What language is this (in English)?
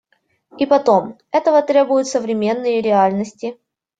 Russian